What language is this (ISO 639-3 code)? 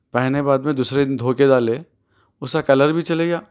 urd